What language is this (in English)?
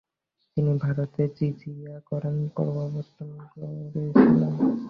Bangla